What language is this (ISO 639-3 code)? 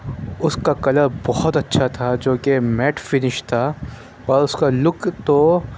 urd